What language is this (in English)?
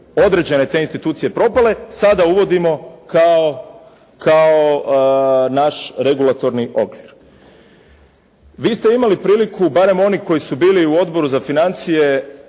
Croatian